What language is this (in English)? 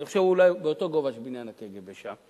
Hebrew